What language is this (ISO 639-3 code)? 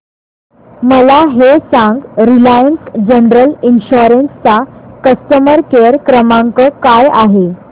mar